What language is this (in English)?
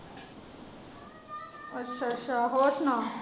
Punjabi